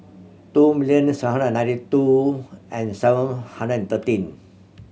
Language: English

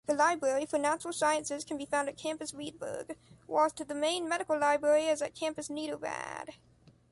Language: English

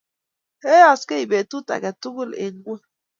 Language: Kalenjin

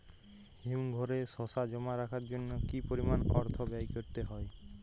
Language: Bangla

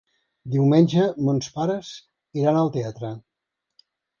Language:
Catalan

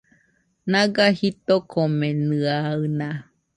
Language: Nüpode Huitoto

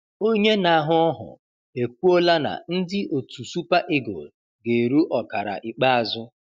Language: Igbo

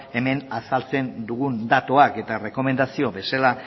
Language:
Basque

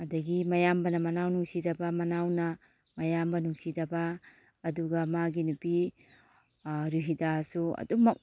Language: Manipuri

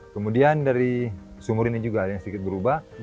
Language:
Indonesian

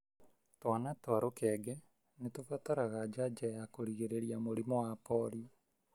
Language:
Kikuyu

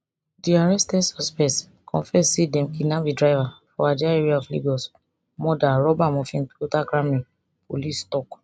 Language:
Nigerian Pidgin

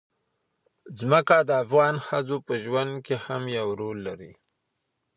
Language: Pashto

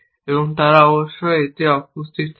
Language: Bangla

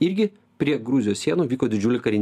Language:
Lithuanian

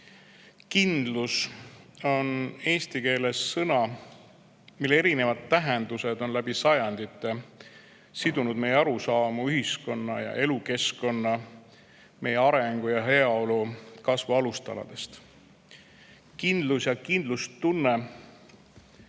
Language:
Estonian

